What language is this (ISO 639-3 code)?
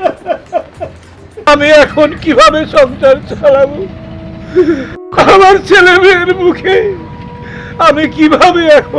ben